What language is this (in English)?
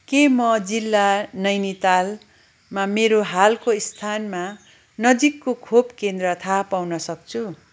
Nepali